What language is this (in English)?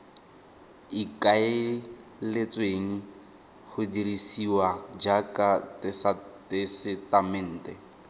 Tswana